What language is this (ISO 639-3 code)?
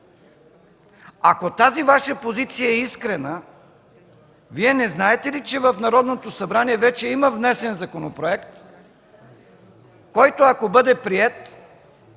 bul